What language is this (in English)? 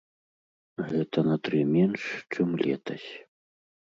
Belarusian